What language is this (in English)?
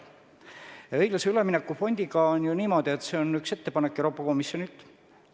Estonian